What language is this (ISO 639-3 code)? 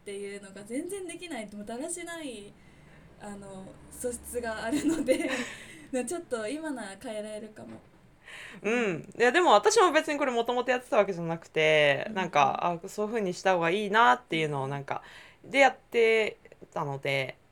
jpn